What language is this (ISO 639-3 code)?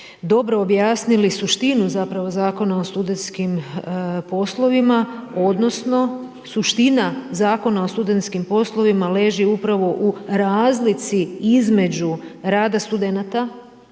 hrv